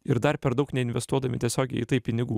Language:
Lithuanian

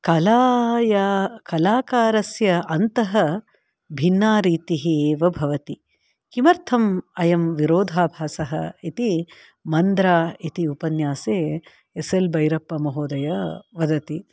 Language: Sanskrit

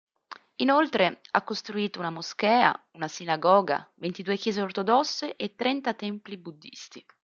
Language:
Italian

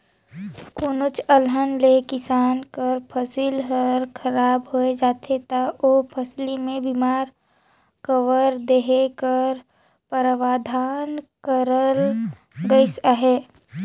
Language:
Chhattisgarhi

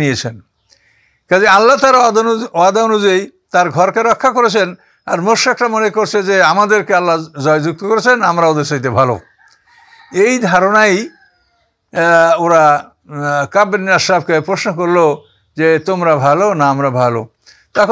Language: Arabic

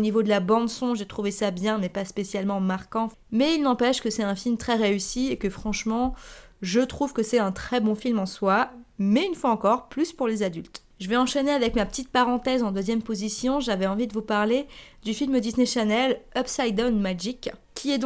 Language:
French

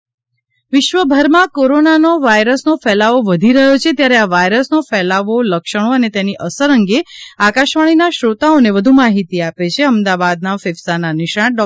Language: Gujarati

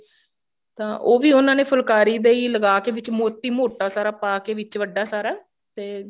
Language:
Punjabi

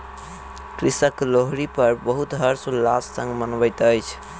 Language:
Maithili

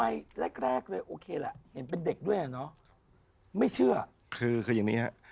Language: Thai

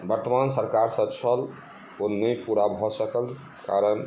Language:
Maithili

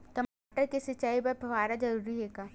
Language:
Chhattisgarhi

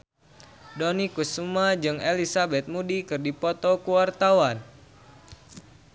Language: Sundanese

